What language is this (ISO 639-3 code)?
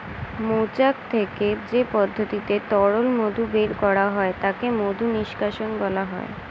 ben